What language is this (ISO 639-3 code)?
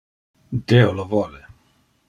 ina